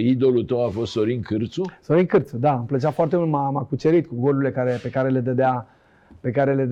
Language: Romanian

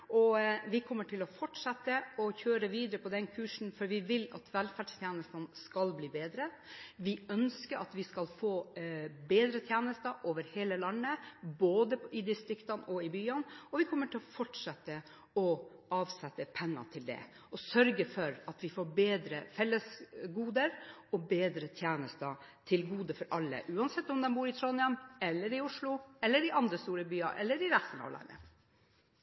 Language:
Norwegian Bokmål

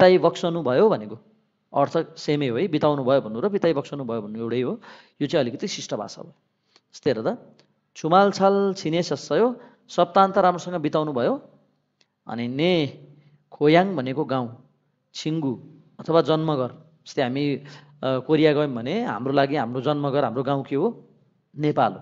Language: Korean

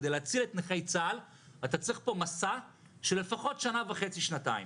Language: Hebrew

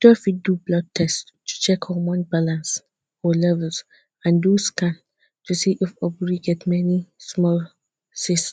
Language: Nigerian Pidgin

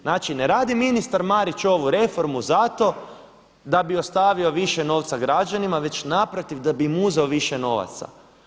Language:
Croatian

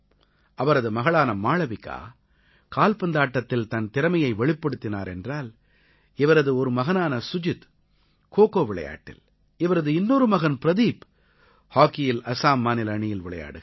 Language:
Tamil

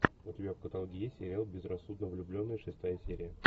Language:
Russian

